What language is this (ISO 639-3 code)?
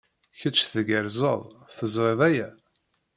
kab